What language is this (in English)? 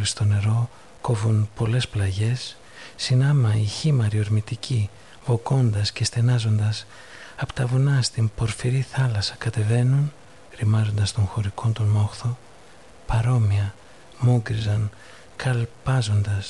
Greek